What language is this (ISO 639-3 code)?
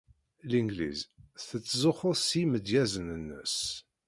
kab